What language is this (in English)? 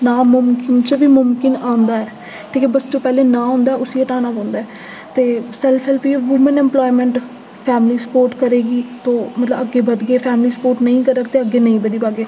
Dogri